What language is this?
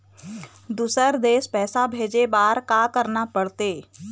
Chhattisgarhi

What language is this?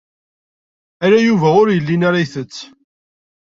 Kabyle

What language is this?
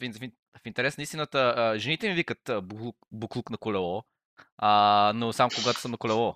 Bulgarian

